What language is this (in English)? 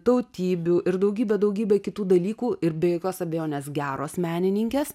Lithuanian